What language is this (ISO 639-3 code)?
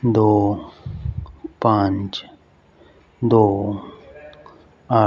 pan